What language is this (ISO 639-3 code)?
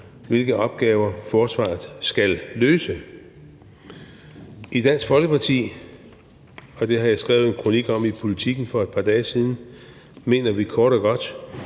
dan